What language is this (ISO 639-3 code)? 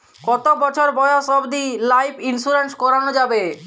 ben